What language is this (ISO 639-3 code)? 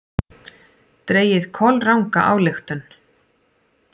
isl